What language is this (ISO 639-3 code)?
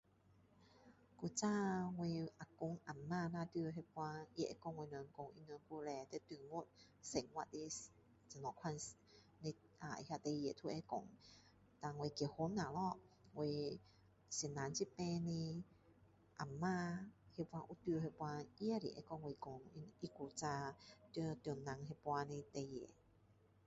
cdo